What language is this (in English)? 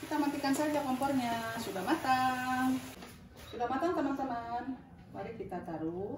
Indonesian